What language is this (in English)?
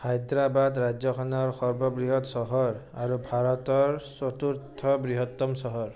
Assamese